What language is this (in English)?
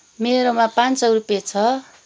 Nepali